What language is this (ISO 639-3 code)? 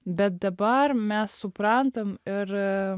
lit